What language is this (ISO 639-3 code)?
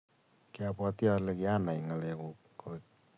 kln